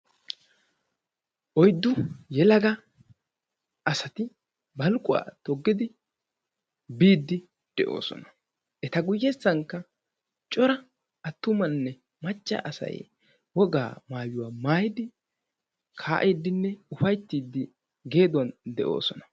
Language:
Wolaytta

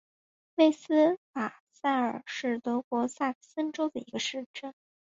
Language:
Chinese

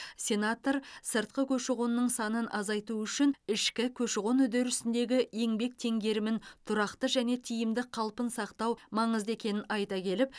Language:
Kazakh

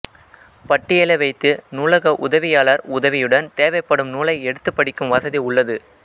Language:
Tamil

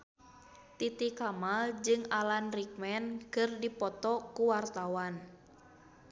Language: Sundanese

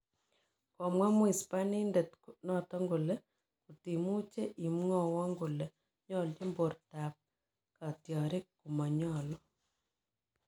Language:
Kalenjin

